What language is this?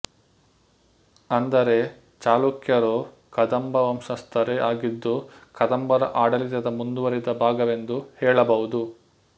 Kannada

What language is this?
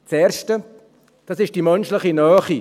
Swiss German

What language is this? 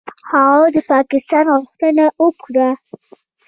Pashto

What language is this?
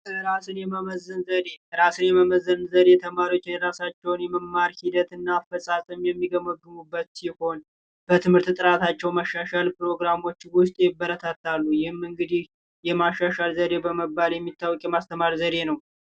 Amharic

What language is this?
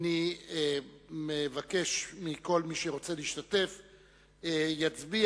Hebrew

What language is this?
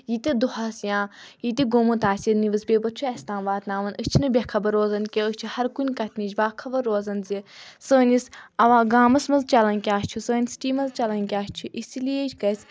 Kashmiri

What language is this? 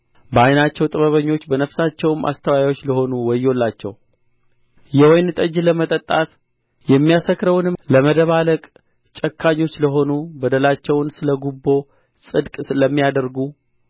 Amharic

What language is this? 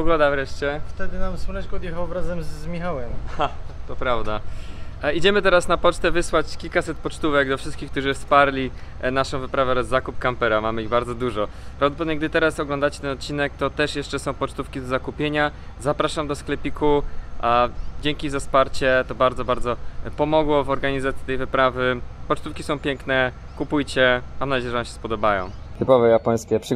Polish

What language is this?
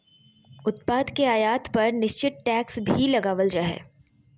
Magahi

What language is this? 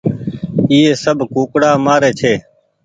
Goaria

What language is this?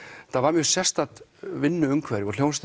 Icelandic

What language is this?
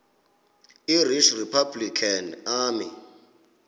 Xhosa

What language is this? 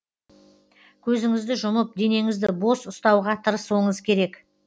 Kazakh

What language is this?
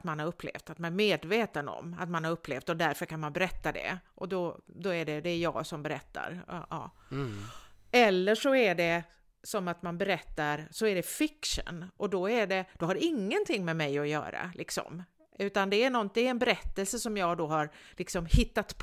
Swedish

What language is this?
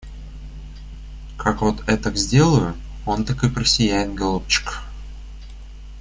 Russian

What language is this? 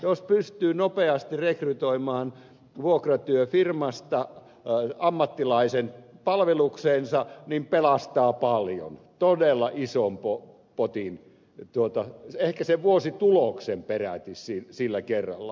Finnish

